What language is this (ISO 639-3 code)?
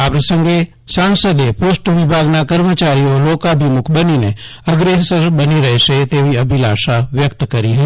guj